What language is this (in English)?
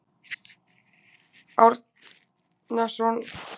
Icelandic